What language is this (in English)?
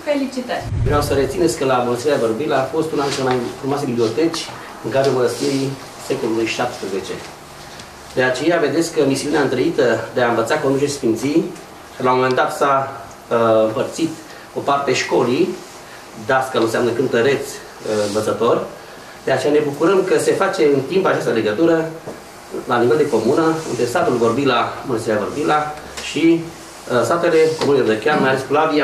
Romanian